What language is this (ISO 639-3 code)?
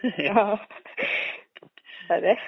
mal